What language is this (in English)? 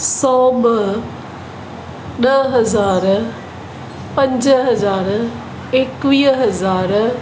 Sindhi